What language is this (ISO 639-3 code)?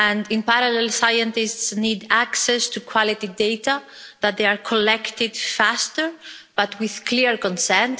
eng